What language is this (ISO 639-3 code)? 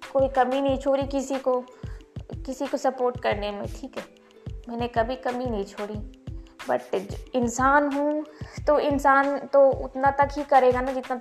hin